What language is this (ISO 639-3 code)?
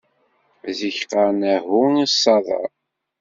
kab